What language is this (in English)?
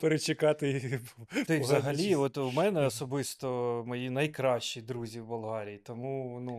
Ukrainian